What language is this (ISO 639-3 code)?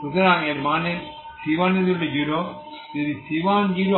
ben